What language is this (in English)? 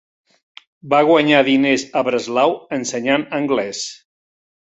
Catalan